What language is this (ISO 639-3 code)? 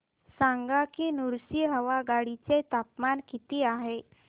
mar